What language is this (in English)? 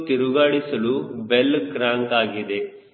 Kannada